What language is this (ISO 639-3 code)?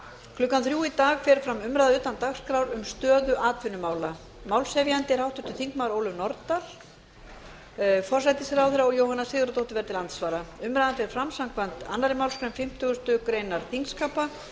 isl